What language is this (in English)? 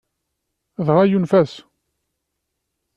Kabyle